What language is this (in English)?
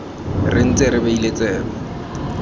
Tswana